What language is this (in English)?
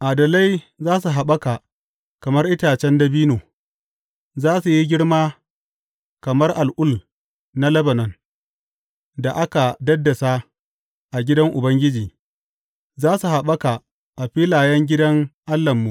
Hausa